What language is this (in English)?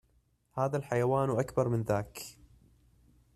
Arabic